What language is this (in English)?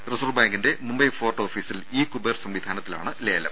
Malayalam